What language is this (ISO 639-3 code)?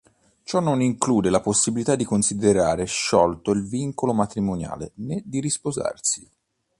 ita